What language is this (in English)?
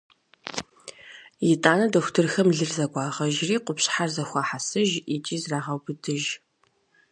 Kabardian